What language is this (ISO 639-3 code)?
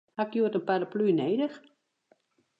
fry